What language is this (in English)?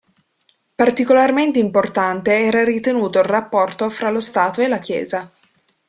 Italian